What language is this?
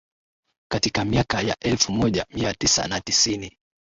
Swahili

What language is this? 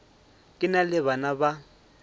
Northern Sotho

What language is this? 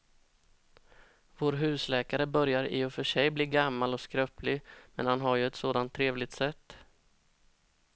Swedish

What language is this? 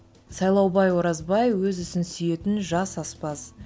Kazakh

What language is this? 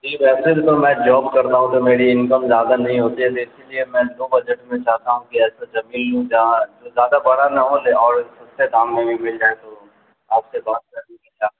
Urdu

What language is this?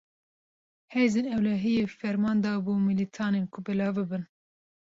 Kurdish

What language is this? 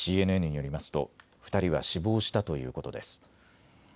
Japanese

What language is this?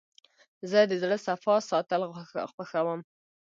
Pashto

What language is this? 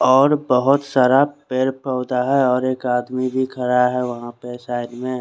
Hindi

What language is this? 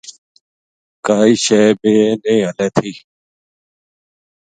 Gujari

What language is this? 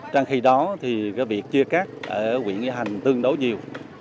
Vietnamese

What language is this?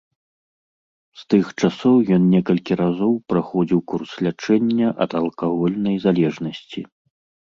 Belarusian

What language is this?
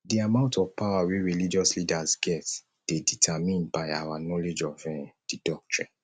Nigerian Pidgin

